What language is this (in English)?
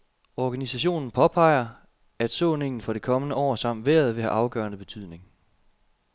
Danish